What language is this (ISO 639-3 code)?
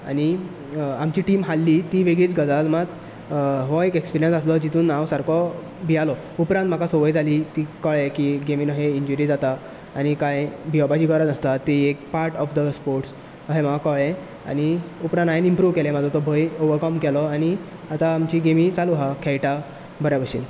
kok